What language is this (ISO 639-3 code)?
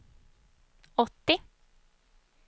swe